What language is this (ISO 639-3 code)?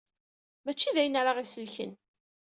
kab